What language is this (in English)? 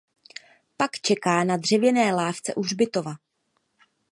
Czech